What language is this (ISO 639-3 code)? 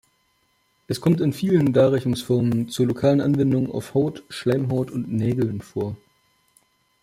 deu